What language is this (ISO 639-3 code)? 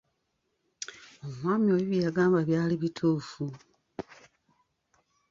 lug